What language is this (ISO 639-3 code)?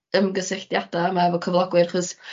cym